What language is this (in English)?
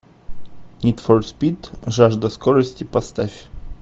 Russian